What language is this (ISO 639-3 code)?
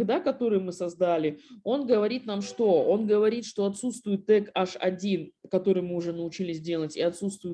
rus